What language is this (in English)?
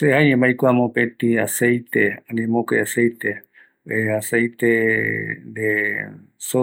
Eastern Bolivian Guaraní